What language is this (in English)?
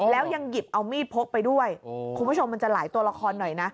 Thai